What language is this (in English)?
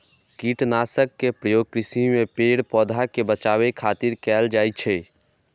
Maithili